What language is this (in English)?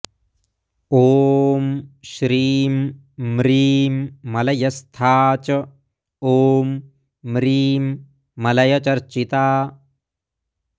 Sanskrit